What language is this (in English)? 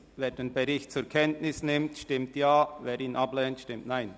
Swiss German